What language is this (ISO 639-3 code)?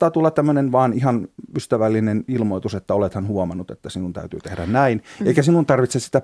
fin